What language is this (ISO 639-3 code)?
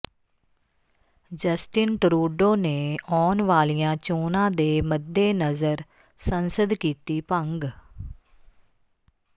pan